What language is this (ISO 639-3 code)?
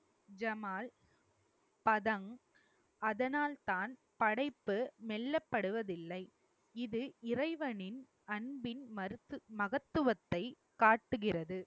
tam